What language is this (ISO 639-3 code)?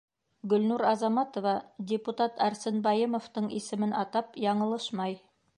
bak